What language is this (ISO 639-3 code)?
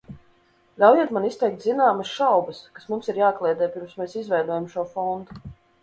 lav